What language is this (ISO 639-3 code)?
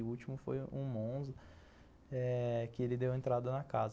por